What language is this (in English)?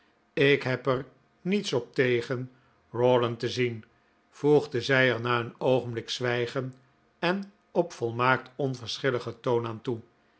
Dutch